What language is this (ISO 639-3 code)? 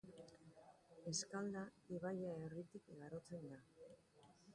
eus